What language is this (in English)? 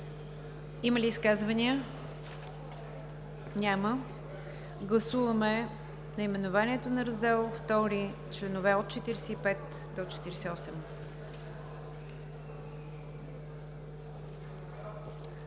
Bulgarian